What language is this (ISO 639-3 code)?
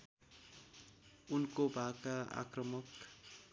nep